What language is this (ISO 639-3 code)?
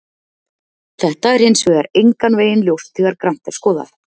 isl